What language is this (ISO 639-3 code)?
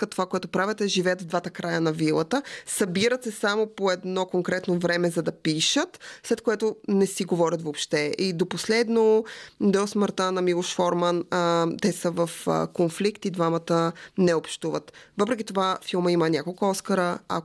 bul